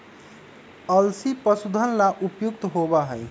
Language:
Magahi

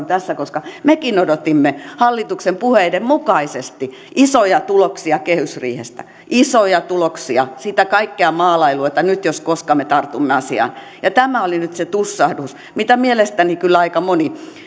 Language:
Finnish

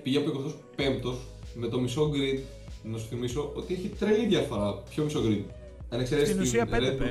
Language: Greek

